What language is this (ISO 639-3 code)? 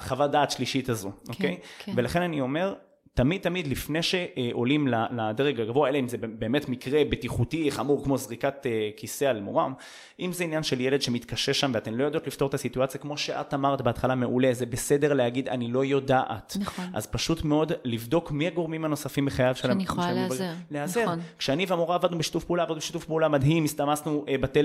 heb